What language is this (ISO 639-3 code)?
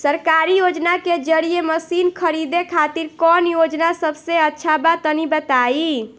bho